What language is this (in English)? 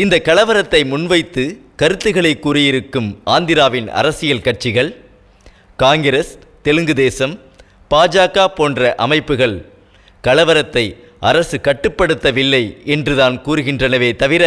Tamil